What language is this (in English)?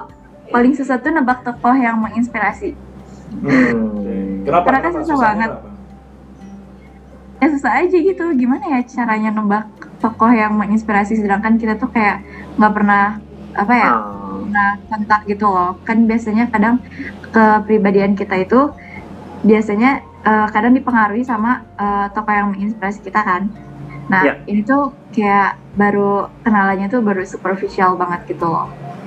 Indonesian